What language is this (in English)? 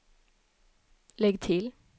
Swedish